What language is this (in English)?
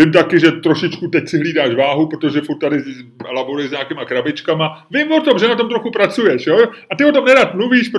Czech